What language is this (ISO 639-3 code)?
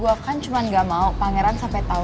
ind